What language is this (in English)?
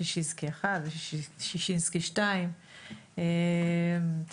Hebrew